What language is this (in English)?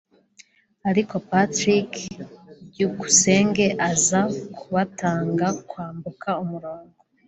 Kinyarwanda